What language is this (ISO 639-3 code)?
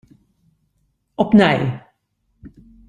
fry